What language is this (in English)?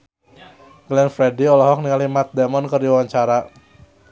Sundanese